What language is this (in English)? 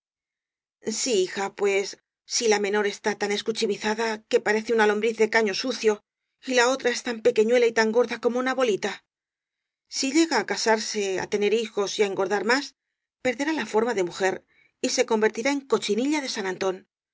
Spanish